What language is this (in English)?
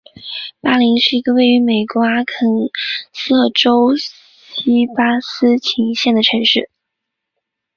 Chinese